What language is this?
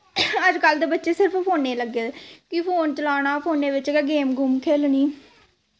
Dogri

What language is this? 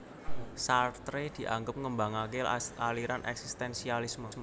Javanese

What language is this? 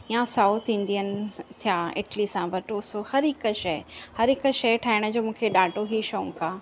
Sindhi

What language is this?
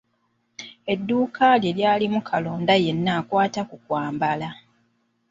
Ganda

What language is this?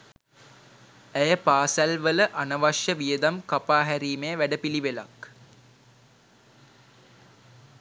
Sinhala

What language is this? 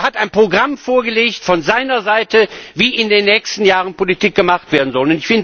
German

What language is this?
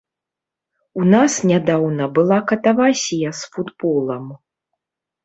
Belarusian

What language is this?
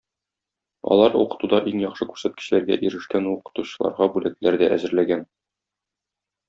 Tatar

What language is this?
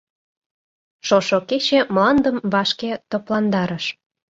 Mari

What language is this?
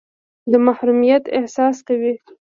Pashto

